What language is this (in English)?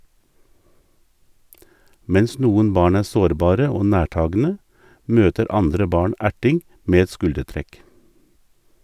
Norwegian